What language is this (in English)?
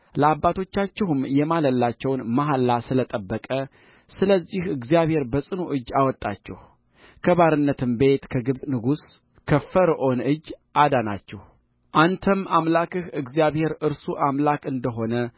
Amharic